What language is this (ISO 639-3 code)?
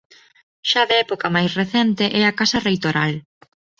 glg